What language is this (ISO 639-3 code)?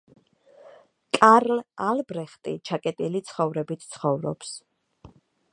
kat